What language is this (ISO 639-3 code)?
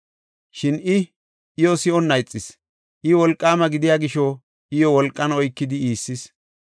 gof